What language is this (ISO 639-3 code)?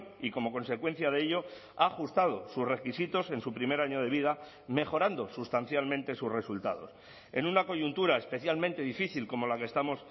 spa